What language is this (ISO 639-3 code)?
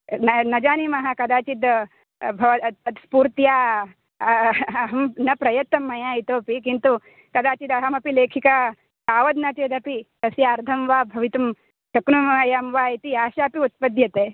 san